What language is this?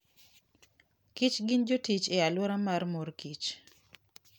Luo (Kenya and Tanzania)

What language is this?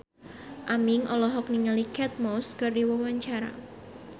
Sundanese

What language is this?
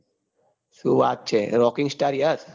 Gujarati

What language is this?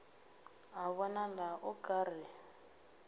Northern Sotho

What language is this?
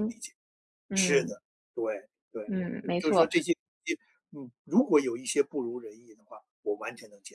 Chinese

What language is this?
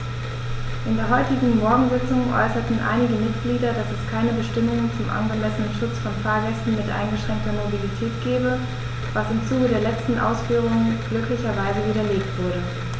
German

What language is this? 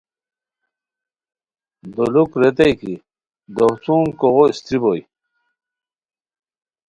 Khowar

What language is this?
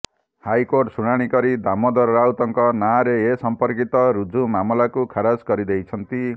Odia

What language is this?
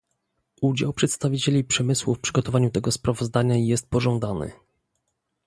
Polish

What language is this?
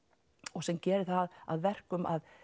Icelandic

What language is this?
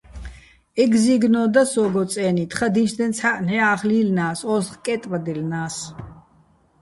Bats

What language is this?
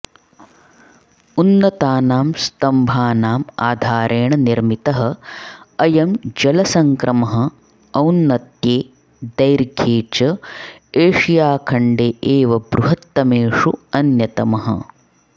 Sanskrit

